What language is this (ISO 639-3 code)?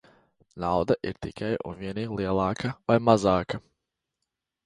lav